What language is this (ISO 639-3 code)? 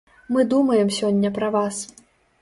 bel